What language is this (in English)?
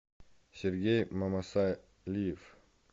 Russian